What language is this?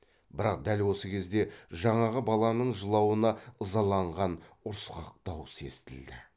Kazakh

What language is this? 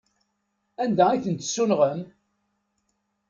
Kabyle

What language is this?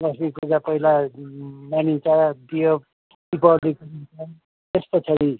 Nepali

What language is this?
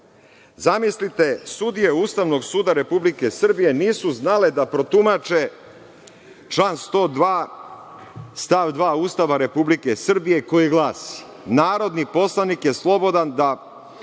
Serbian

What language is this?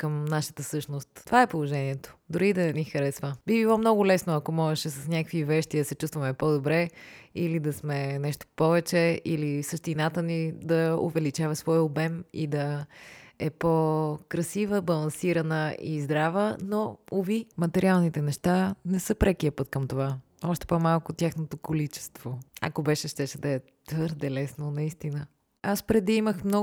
Bulgarian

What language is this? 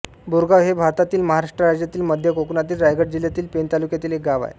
Marathi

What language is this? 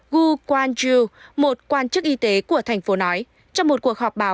Vietnamese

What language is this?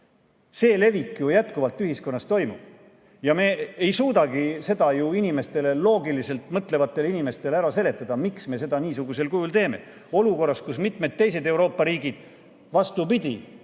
Estonian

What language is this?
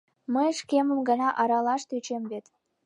Mari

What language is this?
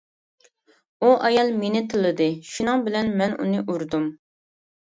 Uyghur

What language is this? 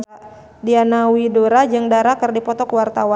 Sundanese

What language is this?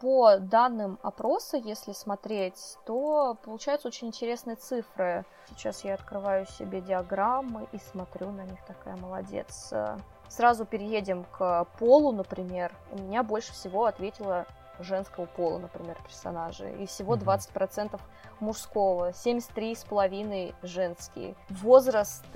Russian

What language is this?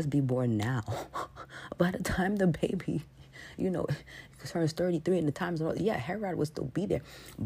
English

